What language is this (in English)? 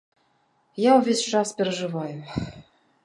Belarusian